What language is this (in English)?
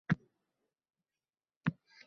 Uzbek